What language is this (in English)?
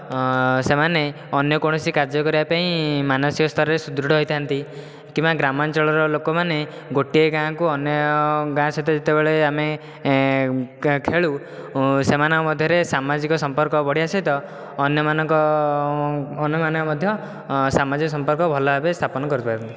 Odia